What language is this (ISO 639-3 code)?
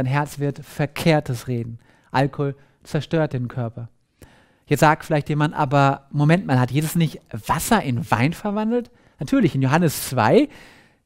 deu